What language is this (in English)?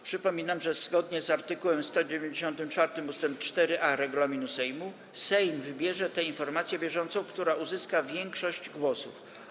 Polish